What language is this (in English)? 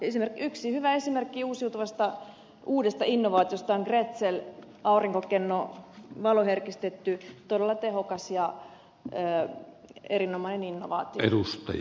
Finnish